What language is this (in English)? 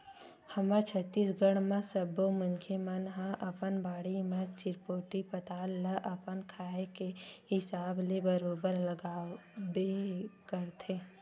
Chhattisgarhi